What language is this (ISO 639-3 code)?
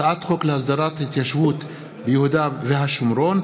heb